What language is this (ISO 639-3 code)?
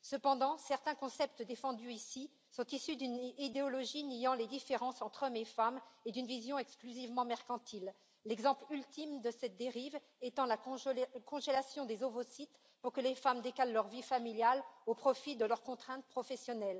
fra